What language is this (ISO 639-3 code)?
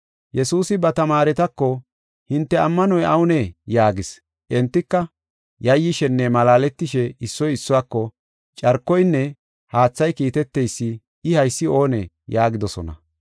gof